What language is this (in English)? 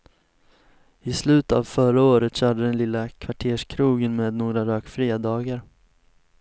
Swedish